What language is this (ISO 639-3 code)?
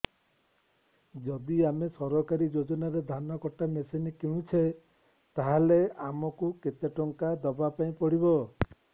ori